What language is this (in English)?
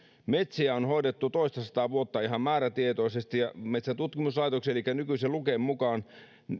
Finnish